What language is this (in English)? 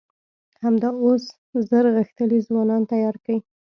Pashto